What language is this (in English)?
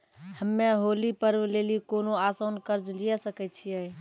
Maithili